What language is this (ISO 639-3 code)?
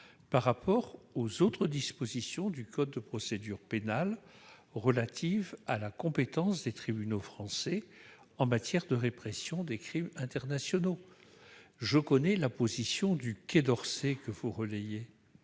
fra